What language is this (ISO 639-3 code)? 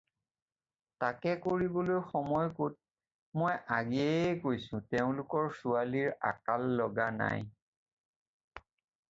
asm